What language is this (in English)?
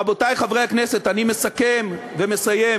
Hebrew